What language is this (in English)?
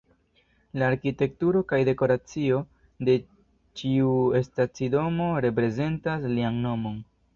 Esperanto